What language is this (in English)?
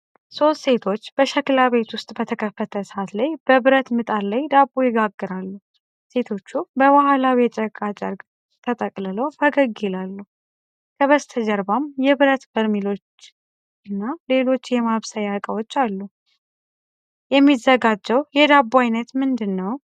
Amharic